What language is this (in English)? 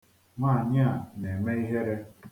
Igbo